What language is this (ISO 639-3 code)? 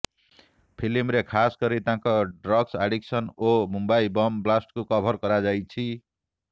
ori